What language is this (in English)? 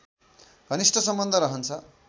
Nepali